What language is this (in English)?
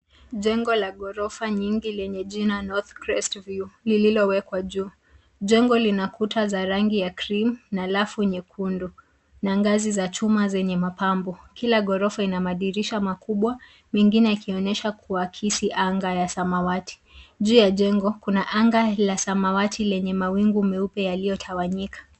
Swahili